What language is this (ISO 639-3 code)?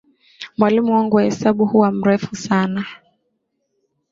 swa